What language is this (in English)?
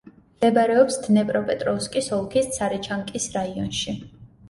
Georgian